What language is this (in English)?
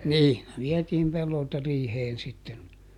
Finnish